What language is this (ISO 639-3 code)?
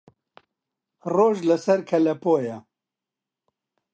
ckb